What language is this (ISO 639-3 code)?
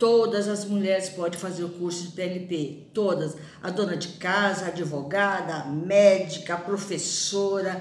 por